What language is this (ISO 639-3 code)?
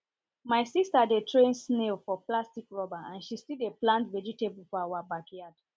pcm